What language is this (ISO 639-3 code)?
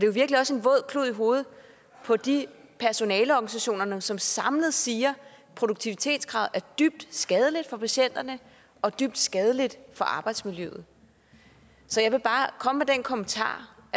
dan